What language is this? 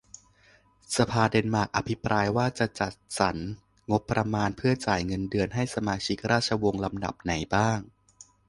Thai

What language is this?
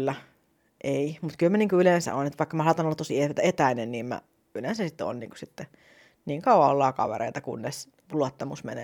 Finnish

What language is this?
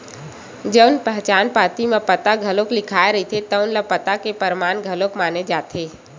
Chhattisgarhi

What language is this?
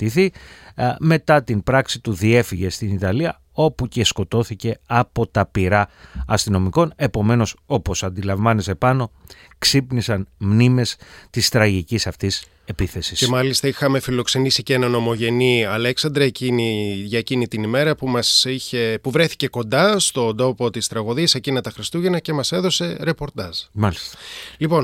Greek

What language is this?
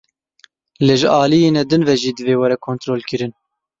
Kurdish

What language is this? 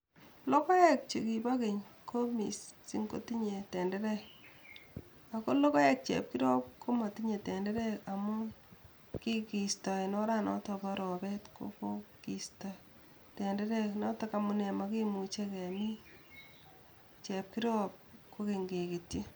Kalenjin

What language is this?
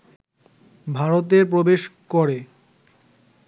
Bangla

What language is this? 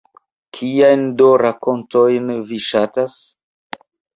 Esperanto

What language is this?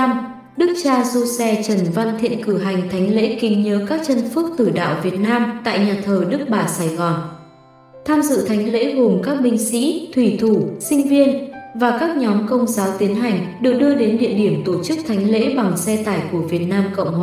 Vietnamese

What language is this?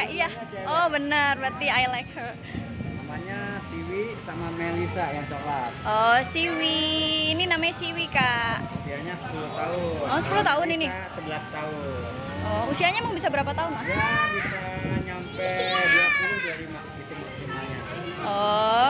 Indonesian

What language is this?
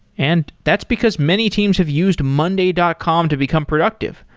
English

